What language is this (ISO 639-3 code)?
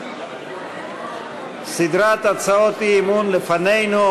heb